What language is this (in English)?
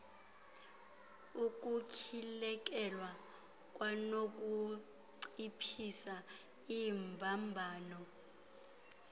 Xhosa